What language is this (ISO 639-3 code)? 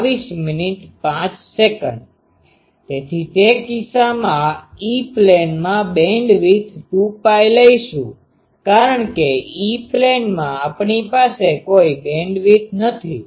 guj